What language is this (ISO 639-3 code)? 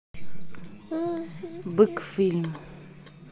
rus